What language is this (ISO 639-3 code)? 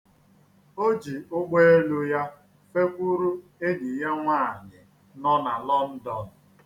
ibo